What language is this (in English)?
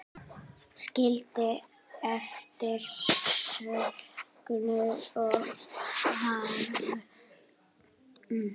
Icelandic